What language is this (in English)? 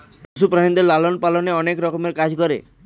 Bangla